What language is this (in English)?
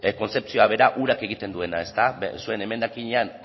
Basque